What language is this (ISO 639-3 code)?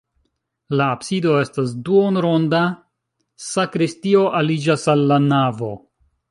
epo